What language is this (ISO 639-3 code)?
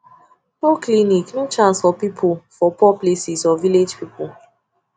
pcm